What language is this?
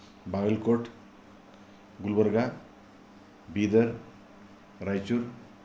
Sanskrit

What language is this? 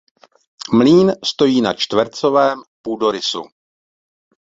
Czech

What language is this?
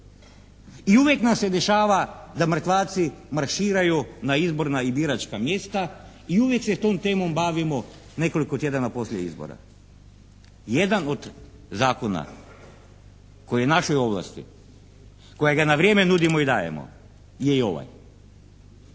Croatian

